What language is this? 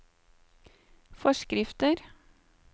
Norwegian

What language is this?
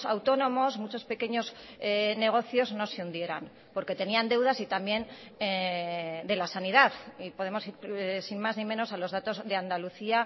Spanish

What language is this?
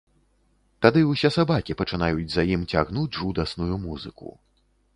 Belarusian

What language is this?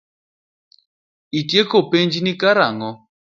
Luo (Kenya and Tanzania)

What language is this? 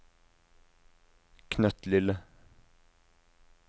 Norwegian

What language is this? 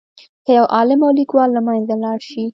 Pashto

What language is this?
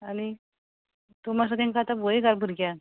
Konkani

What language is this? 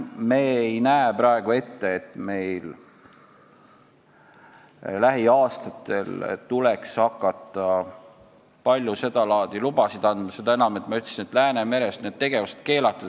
Estonian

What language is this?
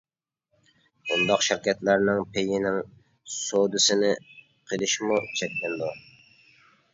Uyghur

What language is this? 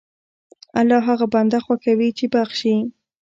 Pashto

